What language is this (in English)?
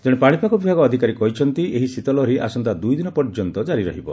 Odia